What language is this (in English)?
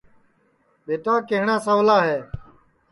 Sansi